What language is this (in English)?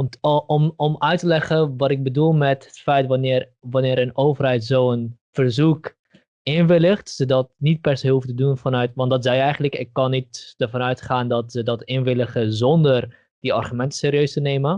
Dutch